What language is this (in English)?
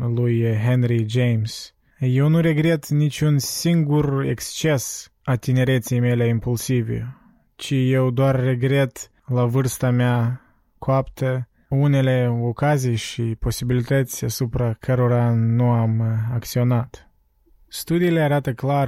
Romanian